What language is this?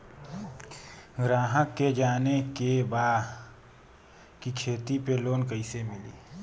Bhojpuri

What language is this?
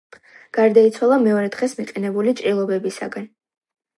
Georgian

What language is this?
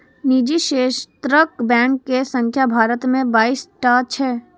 Maithili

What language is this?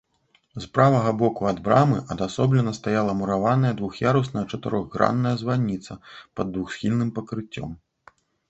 Belarusian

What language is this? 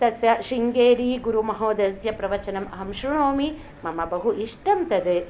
Sanskrit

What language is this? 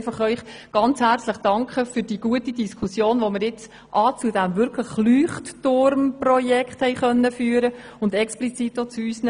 Swiss German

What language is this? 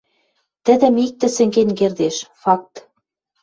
Western Mari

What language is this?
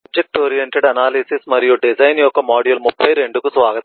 Telugu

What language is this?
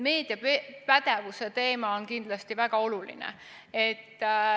Estonian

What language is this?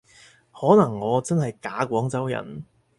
Cantonese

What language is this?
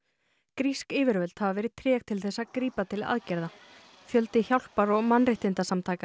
Icelandic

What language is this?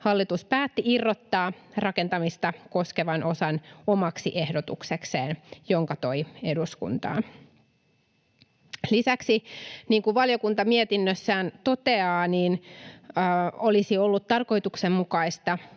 Finnish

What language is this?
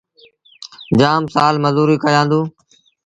Sindhi Bhil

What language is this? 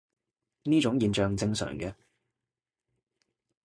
Cantonese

